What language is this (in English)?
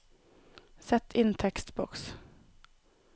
Norwegian